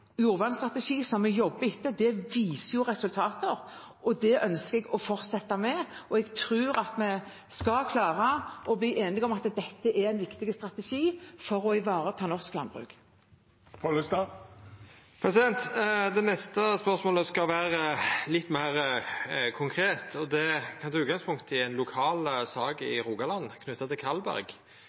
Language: Norwegian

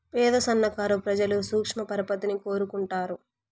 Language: Telugu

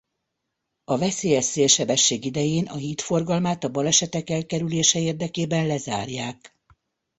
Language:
Hungarian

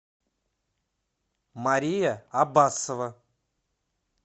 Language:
Russian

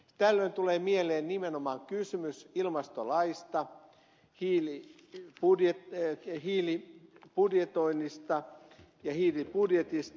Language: Finnish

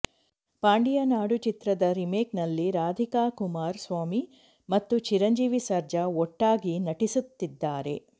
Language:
Kannada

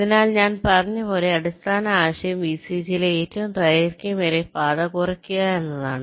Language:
Malayalam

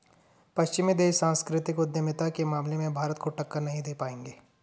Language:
Hindi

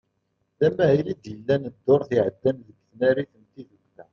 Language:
Kabyle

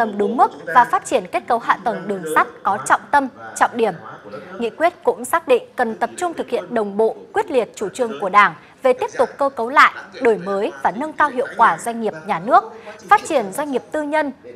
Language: Vietnamese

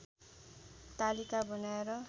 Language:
Nepali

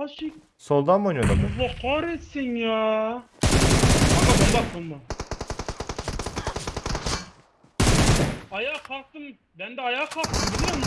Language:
Turkish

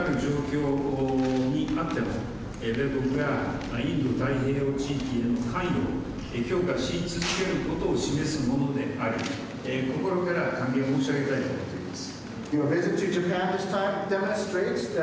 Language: Japanese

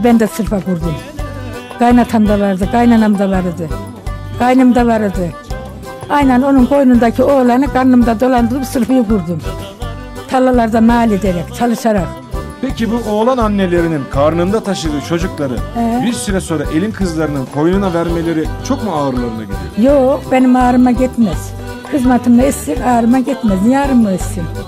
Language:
Turkish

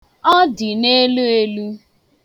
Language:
Igbo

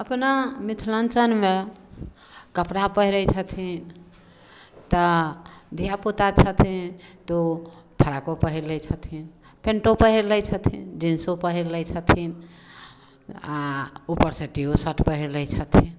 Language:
Maithili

